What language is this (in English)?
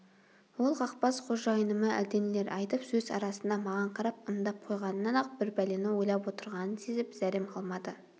Kazakh